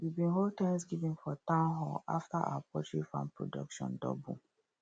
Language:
Nigerian Pidgin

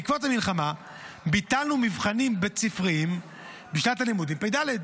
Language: Hebrew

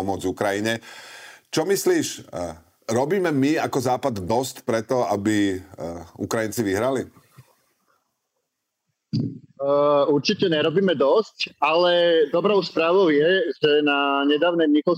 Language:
Slovak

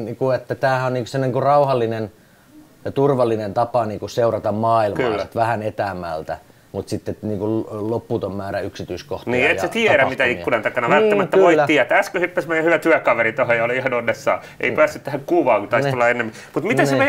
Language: Finnish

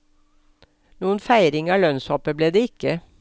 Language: Norwegian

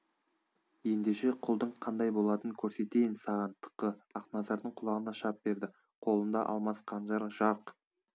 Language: Kazakh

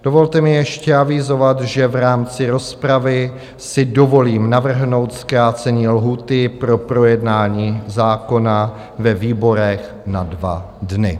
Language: Czech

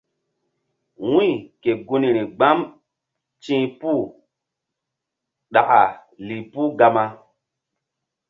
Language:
Mbum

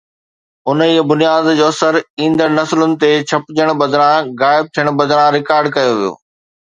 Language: Sindhi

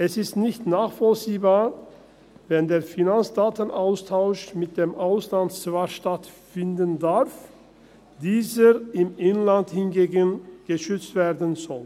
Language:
Swiss German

